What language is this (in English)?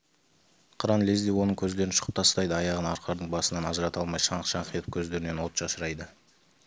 Kazakh